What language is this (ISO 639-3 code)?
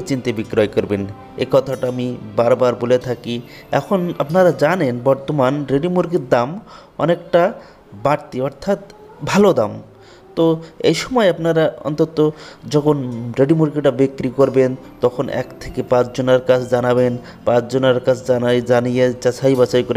hin